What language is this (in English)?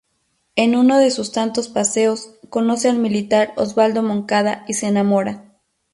Spanish